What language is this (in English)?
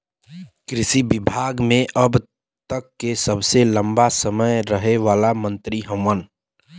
Bhojpuri